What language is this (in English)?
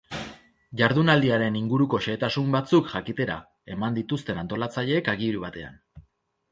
Basque